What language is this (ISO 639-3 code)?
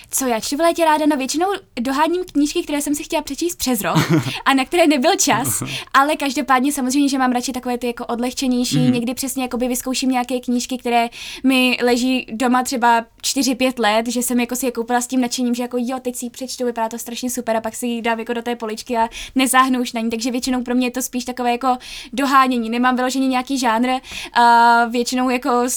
ces